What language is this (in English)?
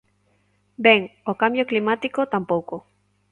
Galician